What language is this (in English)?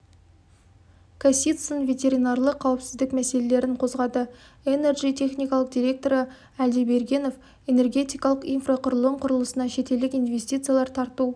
Kazakh